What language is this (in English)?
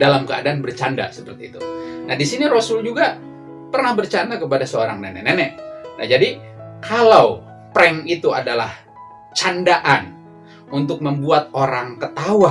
Indonesian